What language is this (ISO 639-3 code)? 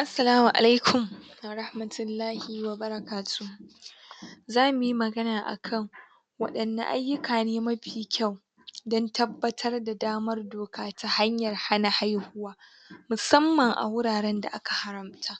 hau